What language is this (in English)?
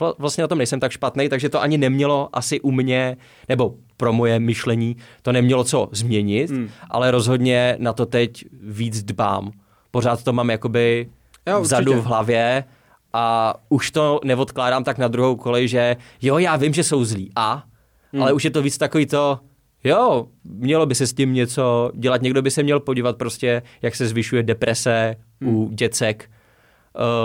Czech